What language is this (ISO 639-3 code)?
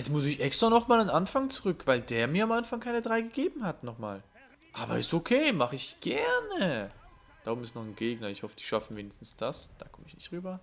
deu